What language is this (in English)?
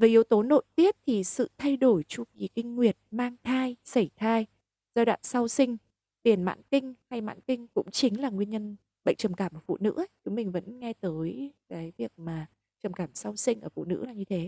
Vietnamese